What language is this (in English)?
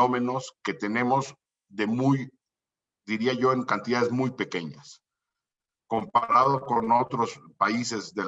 Spanish